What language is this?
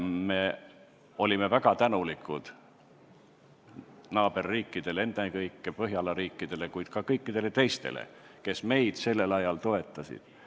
Estonian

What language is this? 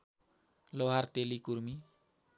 Nepali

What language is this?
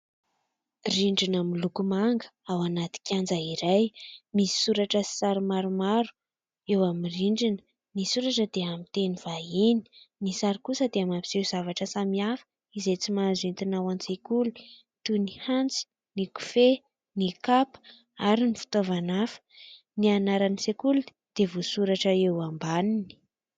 Malagasy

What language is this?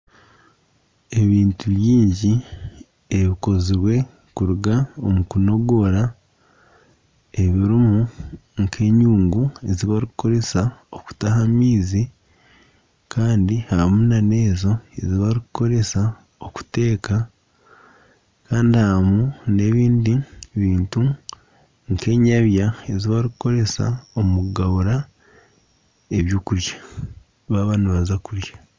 Nyankole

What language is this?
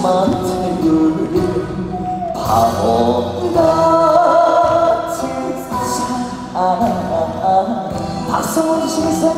Korean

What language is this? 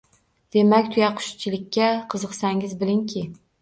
Uzbek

